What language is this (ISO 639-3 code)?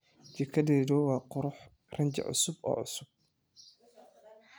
som